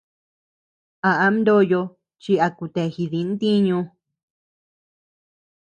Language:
Tepeuxila Cuicatec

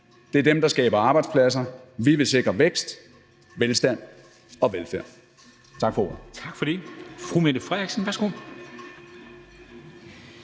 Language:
Danish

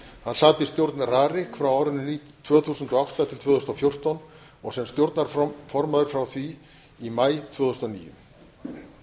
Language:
Icelandic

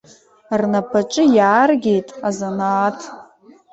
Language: Abkhazian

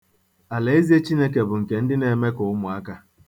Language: Igbo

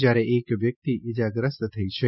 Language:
Gujarati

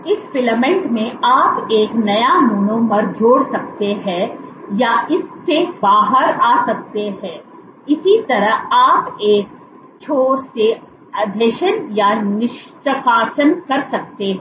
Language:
Hindi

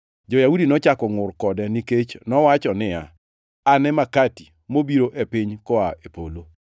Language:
Luo (Kenya and Tanzania)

